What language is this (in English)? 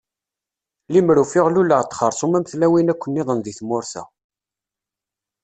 Kabyle